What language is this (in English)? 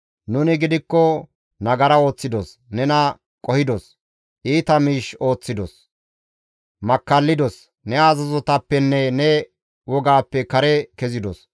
Gamo